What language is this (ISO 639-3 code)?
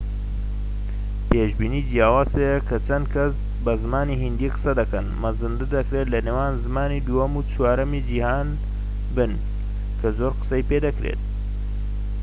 ckb